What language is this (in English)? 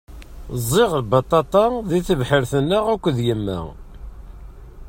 Kabyle